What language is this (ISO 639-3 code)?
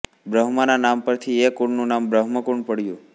guj